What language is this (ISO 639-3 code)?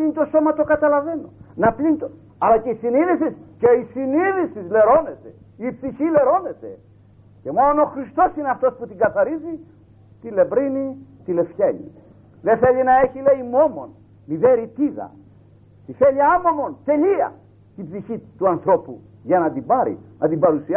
ell